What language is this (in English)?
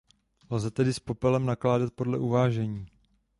Czech